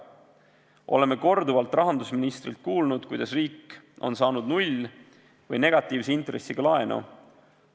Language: Estonian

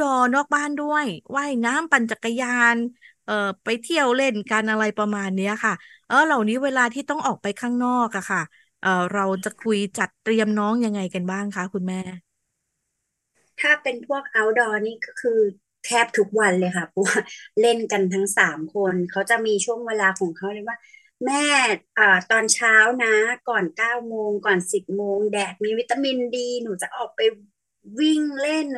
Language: Thai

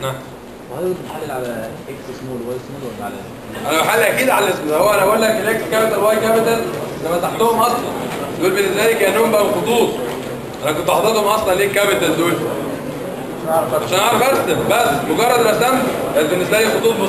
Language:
Arabic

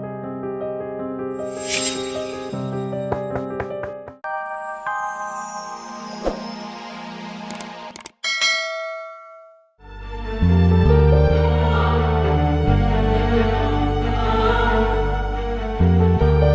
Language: Indonesian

